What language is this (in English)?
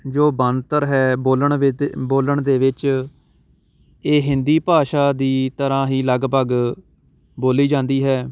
Punjabi